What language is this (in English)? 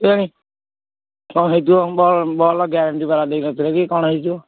Odia